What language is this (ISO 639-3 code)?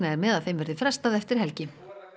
isl